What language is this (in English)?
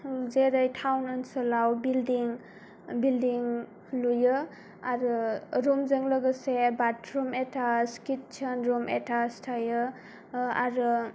Bodo